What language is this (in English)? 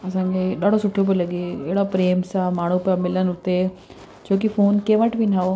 Sindhi